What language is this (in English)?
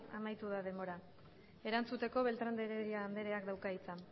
Basque